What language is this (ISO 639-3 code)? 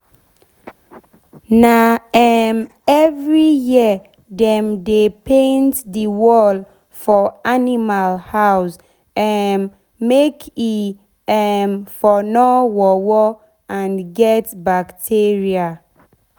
pcm